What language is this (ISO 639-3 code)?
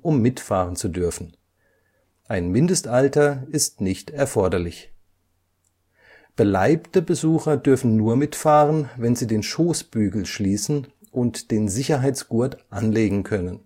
deu